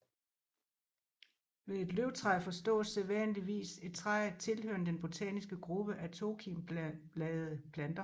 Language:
Danish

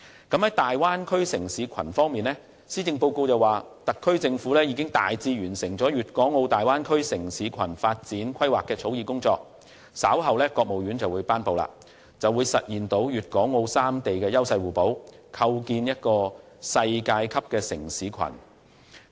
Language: Cantonese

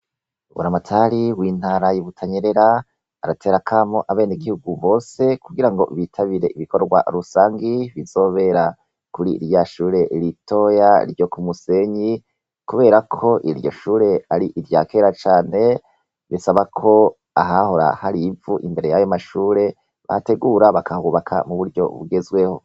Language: Rundi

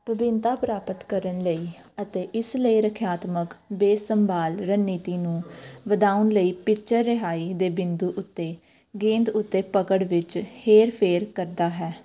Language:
Punjabi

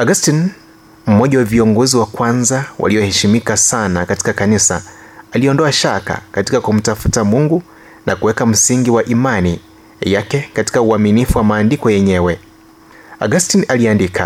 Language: Swahili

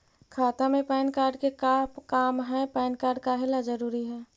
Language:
Magahi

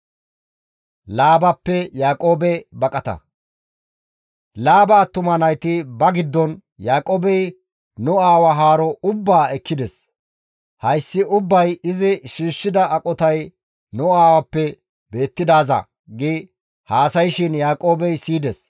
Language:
Gamo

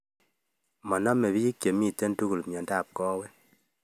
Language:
Kalenjin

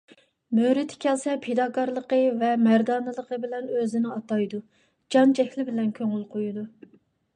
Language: Uyghur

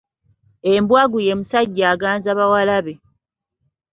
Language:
Ganda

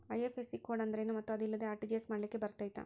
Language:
Kannada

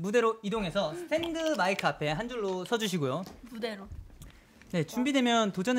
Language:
Korean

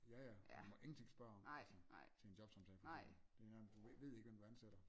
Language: Danish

